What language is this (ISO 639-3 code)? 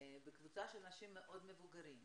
heb